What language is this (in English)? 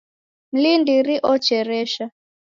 Taita